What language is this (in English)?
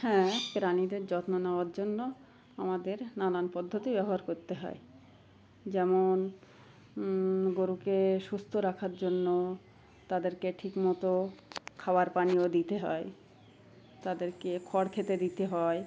Bangla